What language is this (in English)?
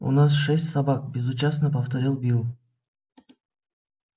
Russian